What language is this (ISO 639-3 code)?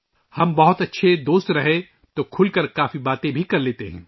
urd